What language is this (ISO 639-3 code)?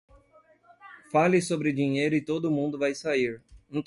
por